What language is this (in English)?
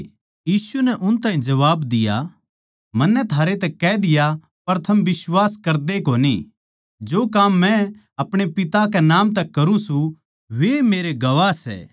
Haryanvi